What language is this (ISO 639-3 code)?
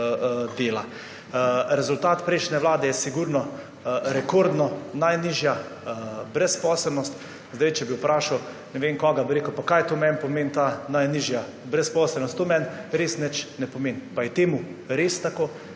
slv